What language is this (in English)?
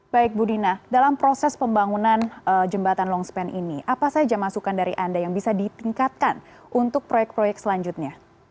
Indonesian